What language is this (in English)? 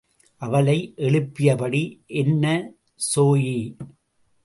Tamil